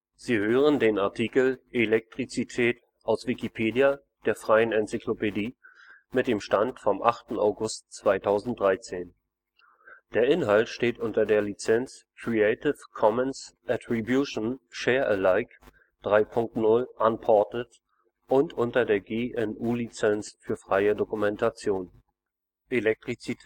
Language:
German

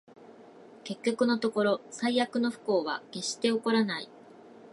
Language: Japanese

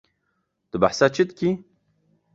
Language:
Kurdish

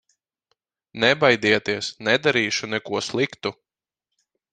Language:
Latvian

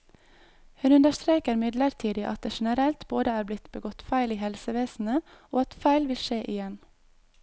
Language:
Norwegian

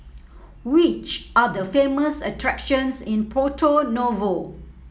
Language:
English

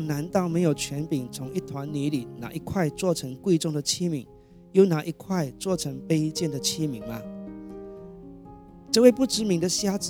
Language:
Chinese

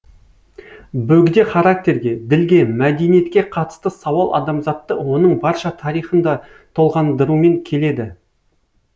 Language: Kazakh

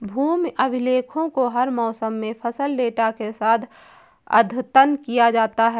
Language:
Hindi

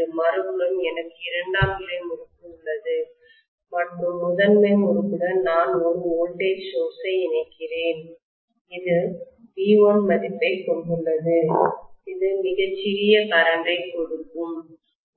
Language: Tamil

